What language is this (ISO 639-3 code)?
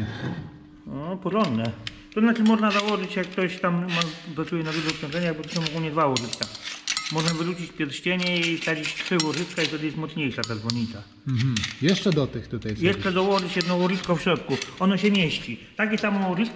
pol